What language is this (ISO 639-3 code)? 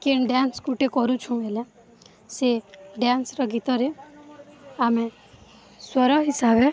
ori